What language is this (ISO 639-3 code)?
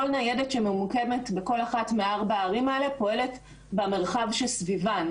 heb